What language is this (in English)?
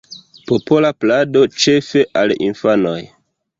Esperanto